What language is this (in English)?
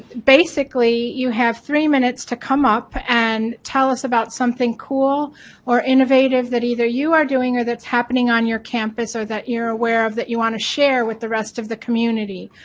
English